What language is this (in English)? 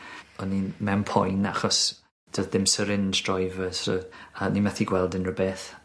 Welsh